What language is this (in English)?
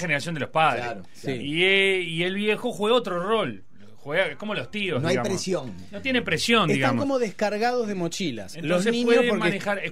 Spanish